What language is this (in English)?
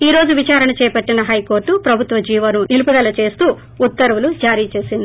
Telugu